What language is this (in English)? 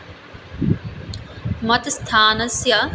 Sanskrit